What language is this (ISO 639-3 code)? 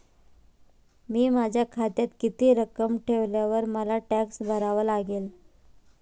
mar